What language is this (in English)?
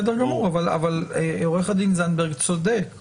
Hebrew